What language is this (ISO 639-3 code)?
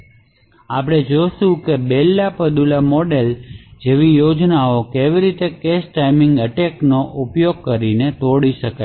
guj